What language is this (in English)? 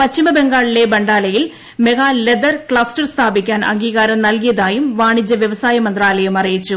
Malayalam